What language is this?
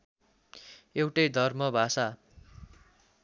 Nepali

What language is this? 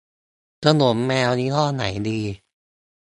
Thai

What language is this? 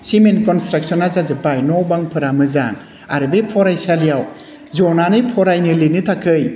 Bodo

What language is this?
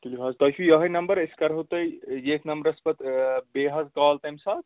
Kashmiri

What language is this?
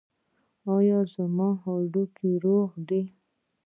Pashto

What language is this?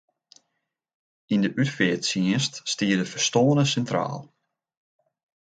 Western Frisian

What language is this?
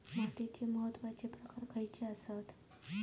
Marathi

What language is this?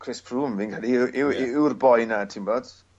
Welsh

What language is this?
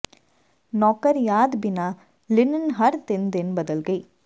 Punjabi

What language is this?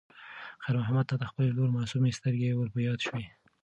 Pashto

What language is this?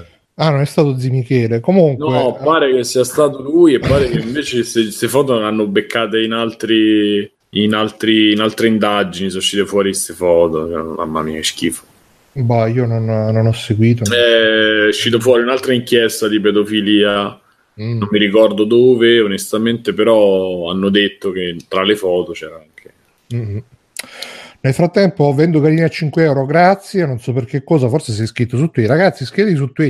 Italian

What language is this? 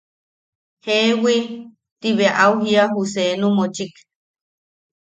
Yaqui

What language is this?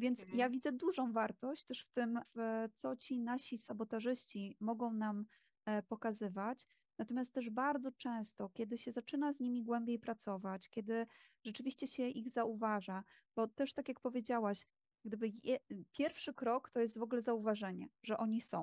Polish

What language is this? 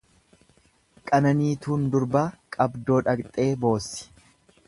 Oromo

